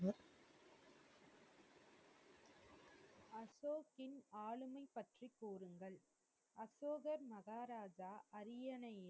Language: Tamil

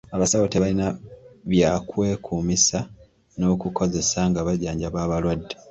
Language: Ganda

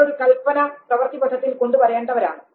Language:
Malayalam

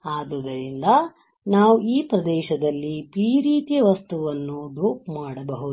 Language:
Kannada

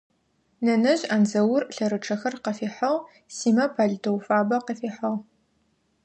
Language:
Adyghe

